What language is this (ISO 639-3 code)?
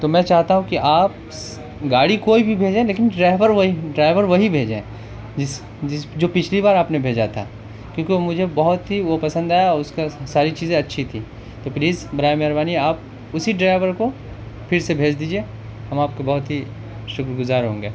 urd